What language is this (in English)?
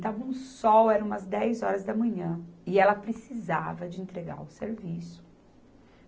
Portuguese